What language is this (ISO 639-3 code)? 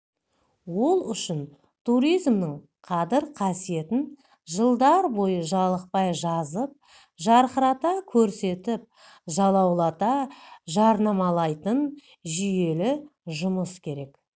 kaz